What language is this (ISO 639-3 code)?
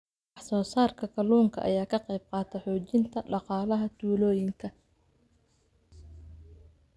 som